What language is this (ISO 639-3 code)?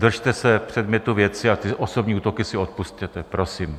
ces